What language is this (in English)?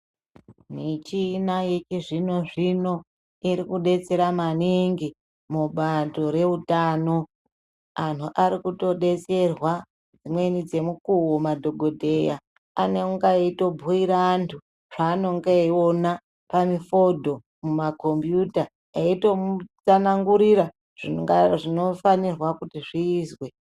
Ndau